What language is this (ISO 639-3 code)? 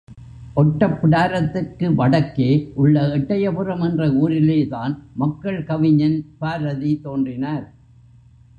tam